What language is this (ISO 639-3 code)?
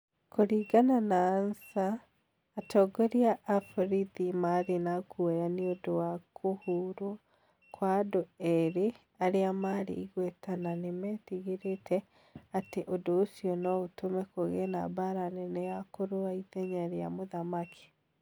kik